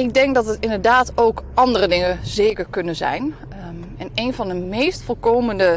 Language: Dutch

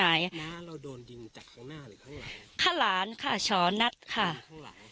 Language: Thai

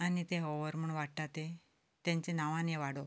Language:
Konkani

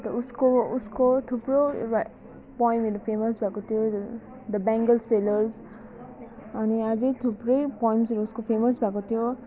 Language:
Nepali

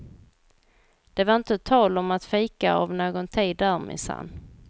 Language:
Swedish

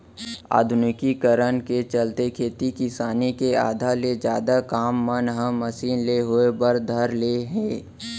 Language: Chhattisgarhi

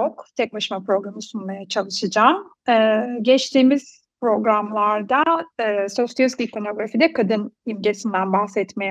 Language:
Turkish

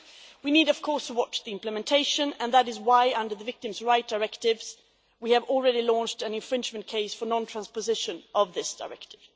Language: English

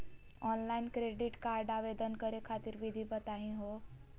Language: Magahi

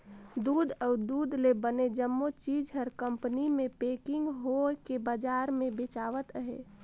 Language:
Chhattisgarhi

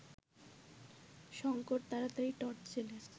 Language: Bangla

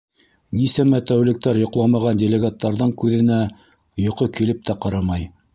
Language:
Bashkir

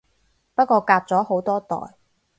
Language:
Cantonese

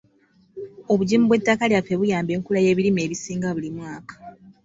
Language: Ganda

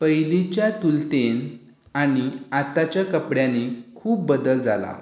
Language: Konkani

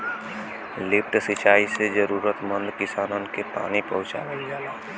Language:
Bhojpuri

